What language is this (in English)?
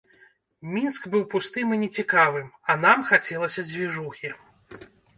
Belarusian